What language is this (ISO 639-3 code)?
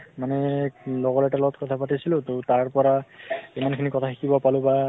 asm